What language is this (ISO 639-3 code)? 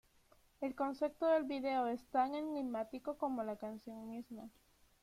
spa